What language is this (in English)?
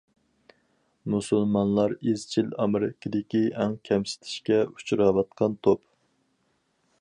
Uyghur